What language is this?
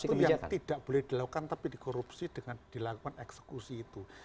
Indonesian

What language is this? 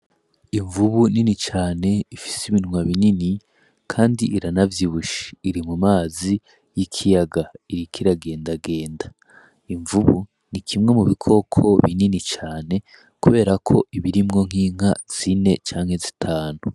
Rundi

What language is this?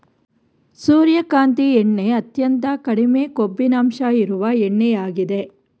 Kannada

